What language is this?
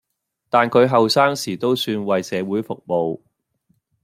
Cantonese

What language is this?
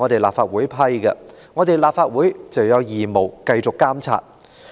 Cantonese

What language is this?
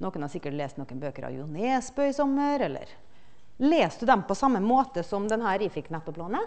Norwegian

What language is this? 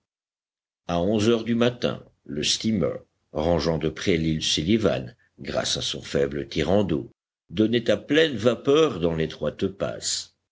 French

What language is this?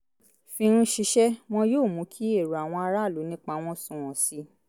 Yoruba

